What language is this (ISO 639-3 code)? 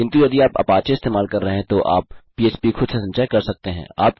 hin